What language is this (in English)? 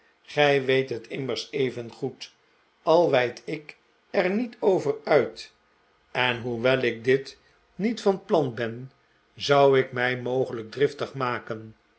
Dutch